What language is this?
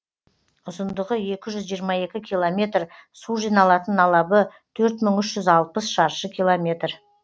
Kazakh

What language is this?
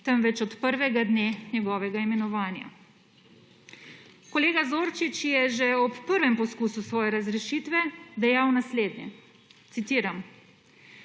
Slovenian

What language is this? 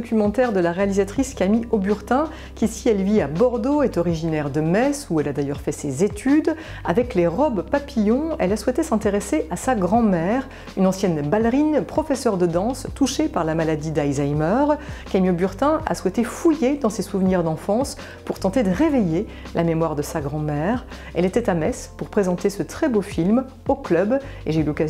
French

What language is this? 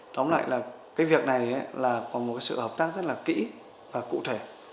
Vietnamese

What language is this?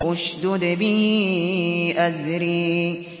Arabic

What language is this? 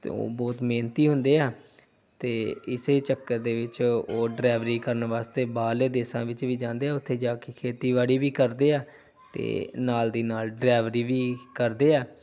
Punjabi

